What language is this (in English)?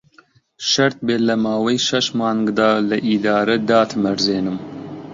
Central Kurdish